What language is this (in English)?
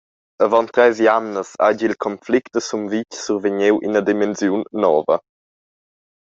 Romansh